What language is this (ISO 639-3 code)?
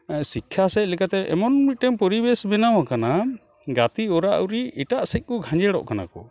sat